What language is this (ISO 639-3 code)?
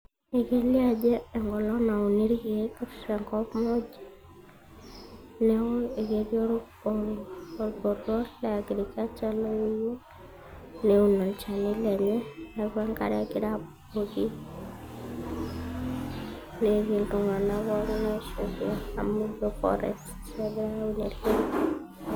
mas